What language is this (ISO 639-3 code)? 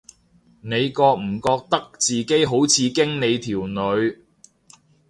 yue